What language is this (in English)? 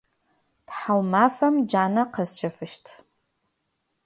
Adyghe